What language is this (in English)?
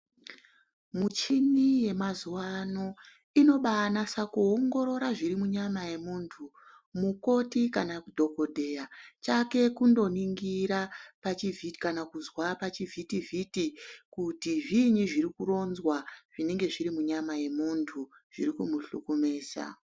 Ndau